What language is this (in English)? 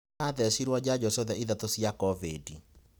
Kikuyu